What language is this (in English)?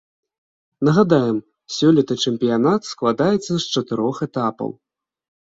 Belarusian